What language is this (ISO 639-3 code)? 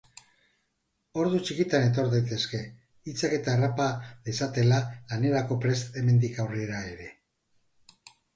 eus